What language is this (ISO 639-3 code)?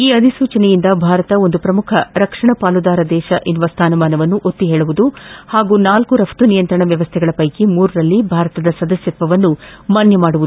kan